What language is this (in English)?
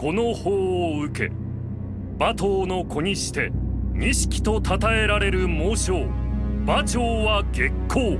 Japanese